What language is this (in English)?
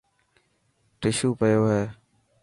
Dhatki